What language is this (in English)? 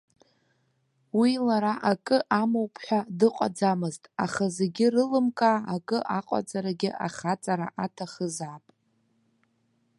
Abkhazian